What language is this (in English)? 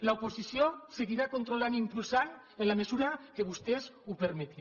Catalan